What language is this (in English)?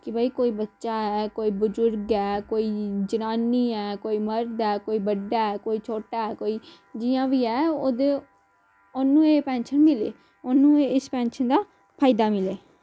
Dogri